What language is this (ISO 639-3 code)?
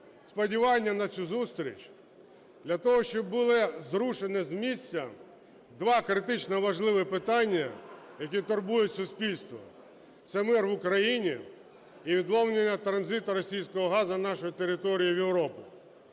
ukr